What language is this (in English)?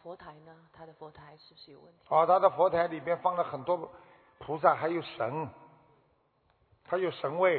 Chinese